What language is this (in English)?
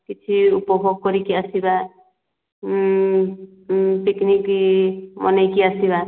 Odia